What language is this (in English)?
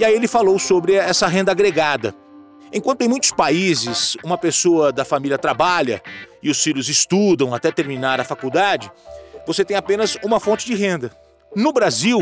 Portuguese